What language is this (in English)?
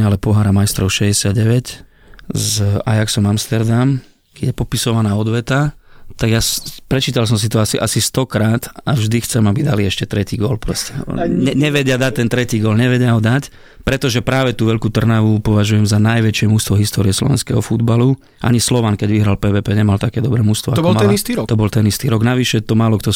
Slovak